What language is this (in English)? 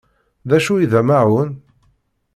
Kabyle